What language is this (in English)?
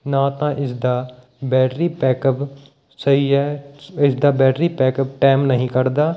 Punjabi